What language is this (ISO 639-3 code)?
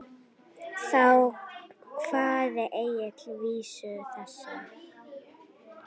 isl